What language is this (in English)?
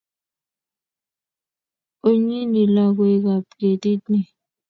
Kalenjin